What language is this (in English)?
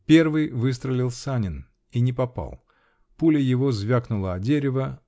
Russian